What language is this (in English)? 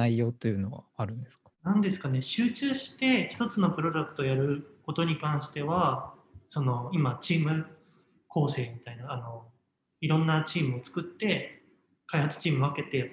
Japanese